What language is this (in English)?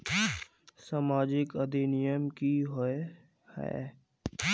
Magahi